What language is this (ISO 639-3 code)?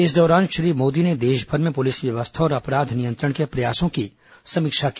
hin